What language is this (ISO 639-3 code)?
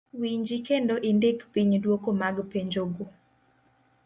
luo